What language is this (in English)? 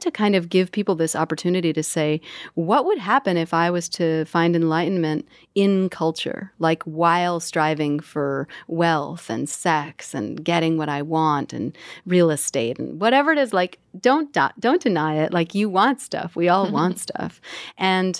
English